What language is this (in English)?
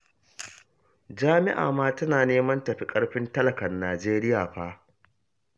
Hausa